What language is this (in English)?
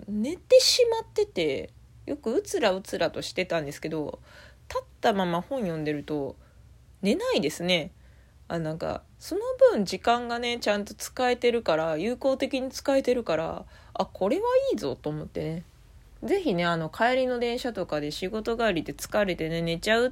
Japanese